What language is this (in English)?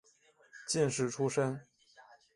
Chinese